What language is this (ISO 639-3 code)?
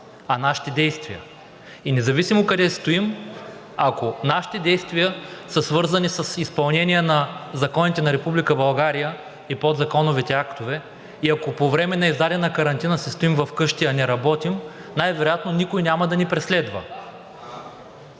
bul